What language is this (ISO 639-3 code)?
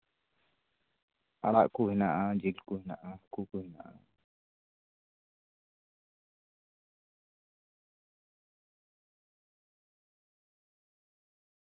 sat